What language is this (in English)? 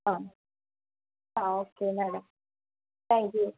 Malayalam